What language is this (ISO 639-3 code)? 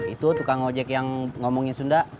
ind